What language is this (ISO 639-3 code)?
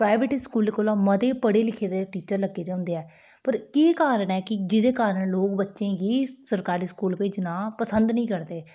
doi